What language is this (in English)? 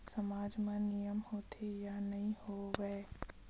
Chhattisgarhi